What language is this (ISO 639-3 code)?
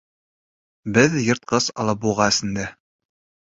bak